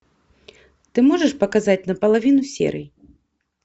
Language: Russian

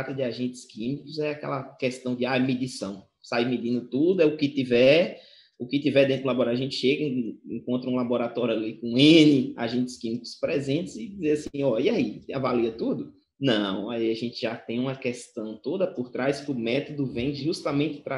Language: Portuguese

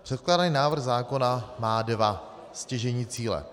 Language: Czech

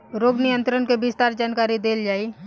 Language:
Bhojpuri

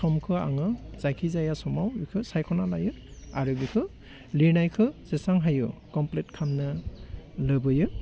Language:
Bodo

